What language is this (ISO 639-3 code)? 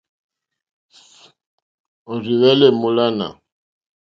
bri